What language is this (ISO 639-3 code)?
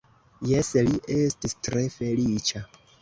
epo